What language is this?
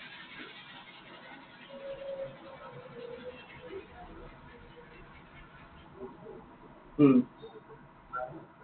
Assamese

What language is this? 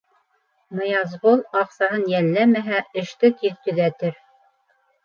Bashkir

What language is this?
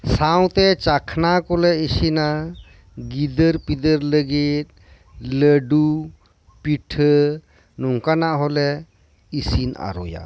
Santali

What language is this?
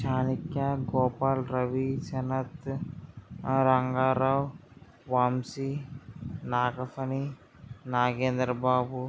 Telugu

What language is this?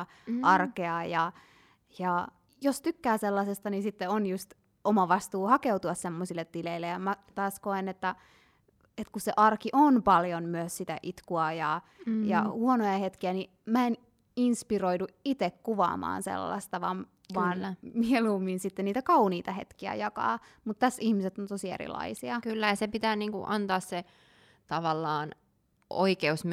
Finnish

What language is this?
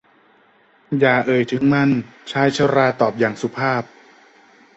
Thai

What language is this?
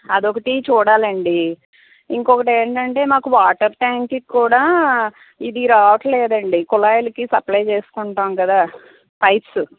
Telugu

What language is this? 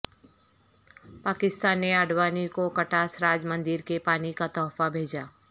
Urdu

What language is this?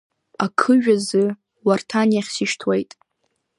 Abkhazian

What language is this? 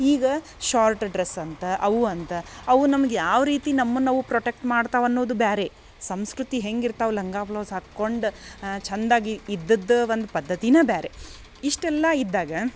Kannada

